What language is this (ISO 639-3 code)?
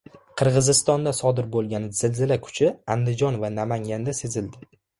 uzb